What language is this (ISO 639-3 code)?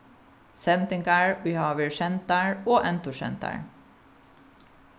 fao